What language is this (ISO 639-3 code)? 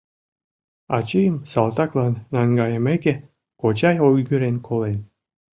chm